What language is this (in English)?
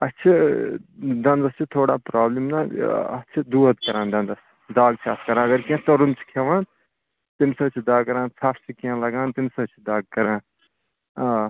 Kashmiri